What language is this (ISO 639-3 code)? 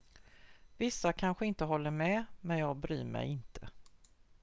swe